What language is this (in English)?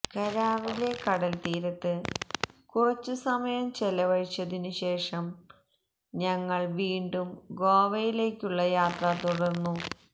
Malayalam